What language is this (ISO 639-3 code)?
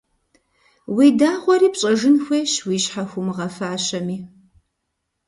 kbd